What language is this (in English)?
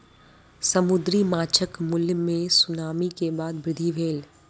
Maithili